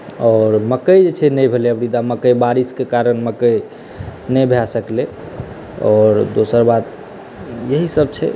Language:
Maithili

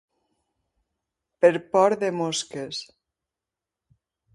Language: Catalan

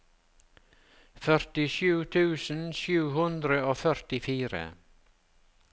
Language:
Norwegian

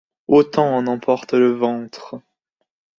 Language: French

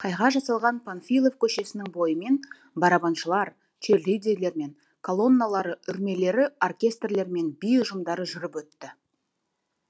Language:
Kazakh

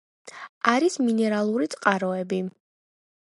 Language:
Georgian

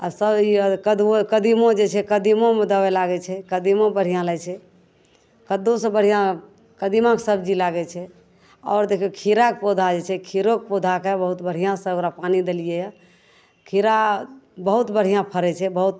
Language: Maithili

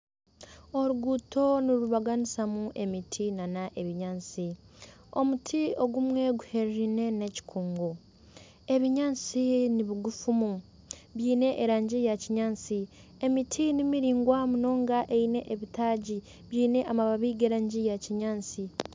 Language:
Nyankole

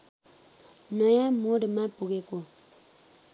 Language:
Nepali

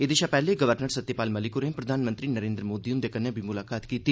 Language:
Dogri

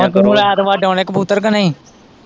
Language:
Punjabi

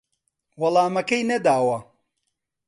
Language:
Central Kurdish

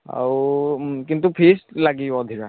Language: Odia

